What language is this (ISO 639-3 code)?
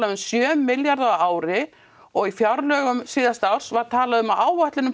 isl